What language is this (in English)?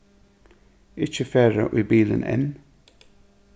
Faroese